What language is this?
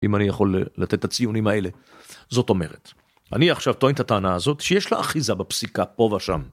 Hebrew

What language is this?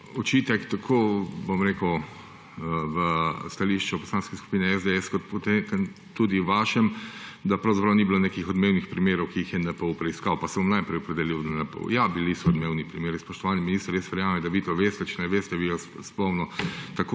Slovenian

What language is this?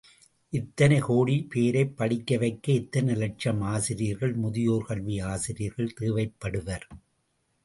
Tamil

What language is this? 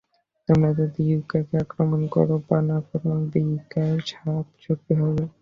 Bangla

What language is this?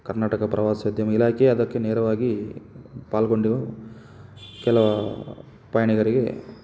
Kannada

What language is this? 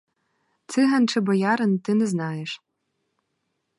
Ukrainian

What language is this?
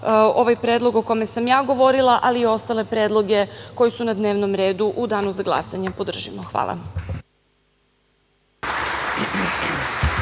Serbian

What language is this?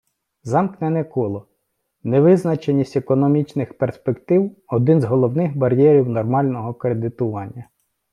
Ukrainian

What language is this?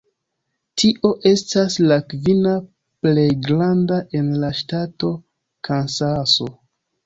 Esperanto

